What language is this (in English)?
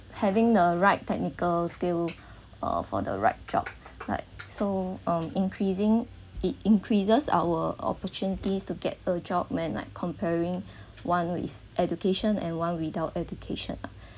English